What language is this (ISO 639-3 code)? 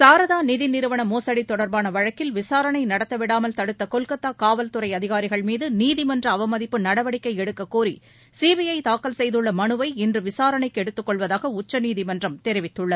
tam